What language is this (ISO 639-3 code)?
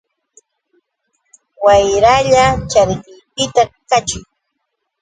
qux